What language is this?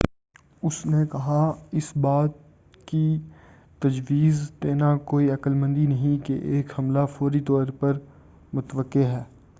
Urdu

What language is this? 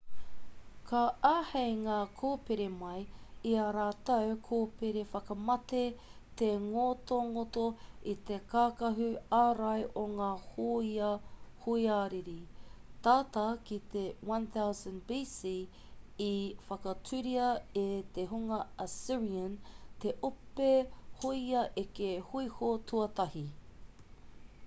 Māori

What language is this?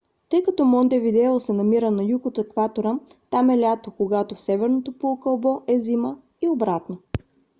Bulgarian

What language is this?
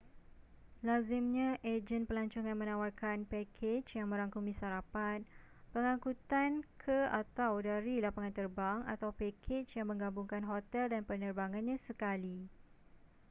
Malay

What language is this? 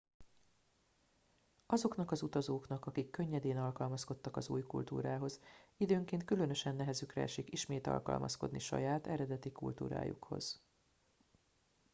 Hungarian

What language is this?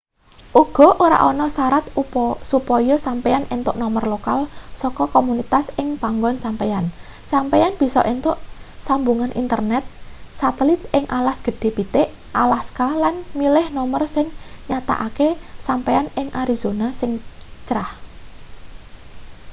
Javanese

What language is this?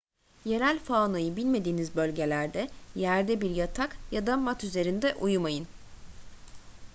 Turkish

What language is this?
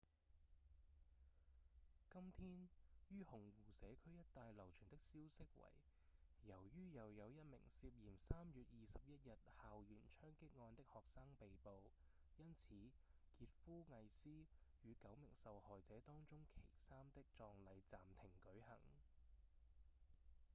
Cantonese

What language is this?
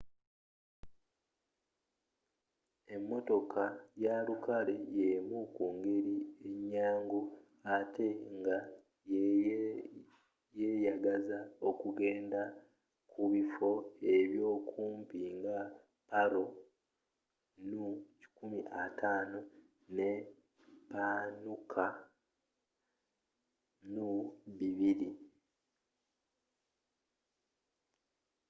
Ganda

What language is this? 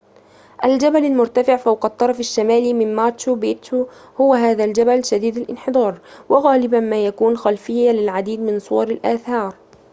Arabic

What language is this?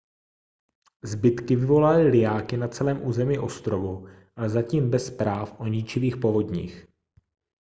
Czech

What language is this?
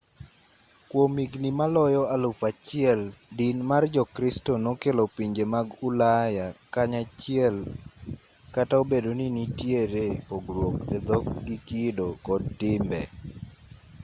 Luo (Kenya and Tanzania)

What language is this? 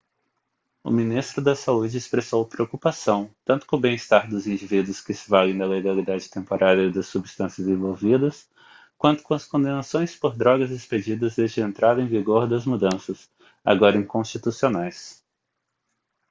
Portuguese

